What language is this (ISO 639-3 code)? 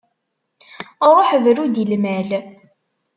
kab